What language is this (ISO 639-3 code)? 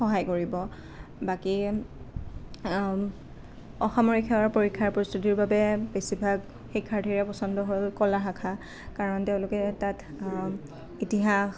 asm